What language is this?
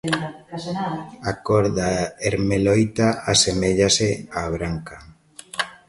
Galician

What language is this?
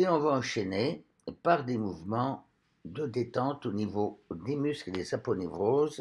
French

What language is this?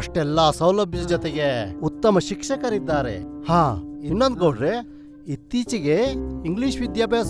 Kannada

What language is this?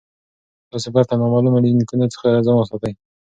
Pashto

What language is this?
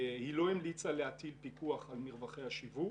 Hebrew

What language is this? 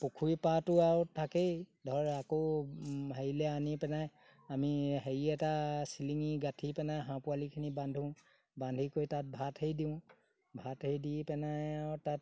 Assamese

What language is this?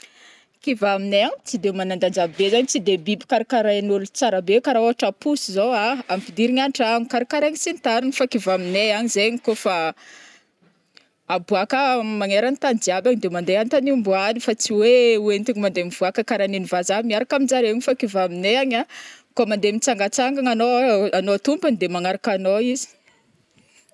Northern Betsimisaraka Malagasy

